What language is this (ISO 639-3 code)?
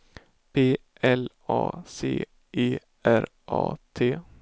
swe